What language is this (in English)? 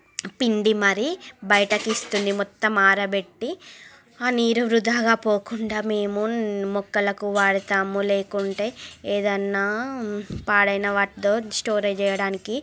Telugu